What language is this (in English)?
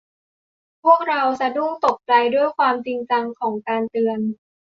Thai